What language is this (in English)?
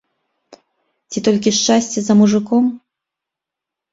Belarusian